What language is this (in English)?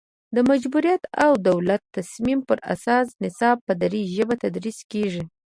Pashto